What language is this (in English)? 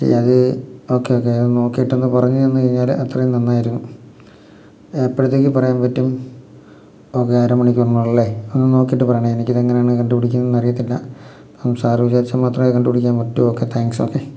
Malayalam